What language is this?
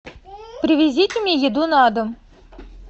Russian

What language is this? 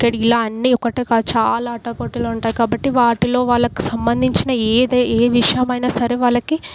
Telugu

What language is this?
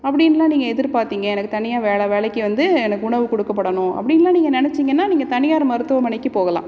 Tamil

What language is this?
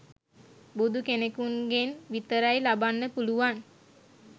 Sinhala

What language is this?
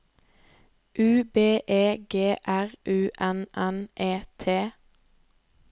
Norwegian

